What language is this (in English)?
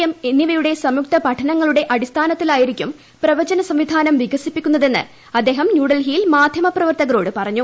Malayalam